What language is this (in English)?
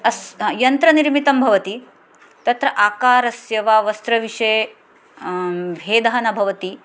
Sanskrit